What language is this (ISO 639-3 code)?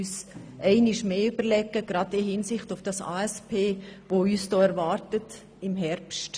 gsw